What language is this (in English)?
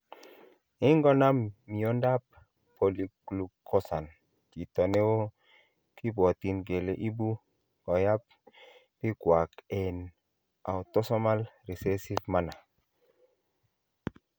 Kalenjin